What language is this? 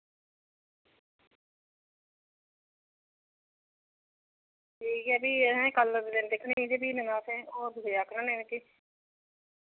Dogri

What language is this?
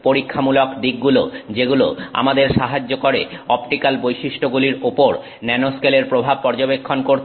Bangla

